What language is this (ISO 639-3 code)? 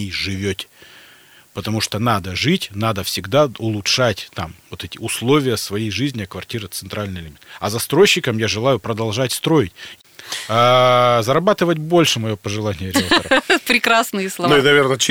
rus